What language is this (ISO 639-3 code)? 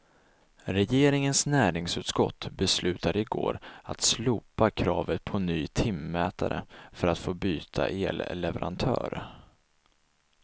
swe